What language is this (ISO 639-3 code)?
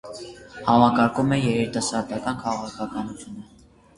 hye